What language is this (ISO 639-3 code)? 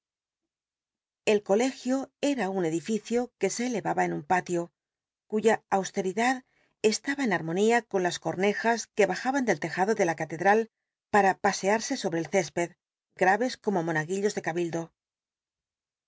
spa